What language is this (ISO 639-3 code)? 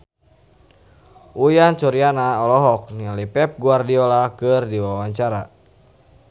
sun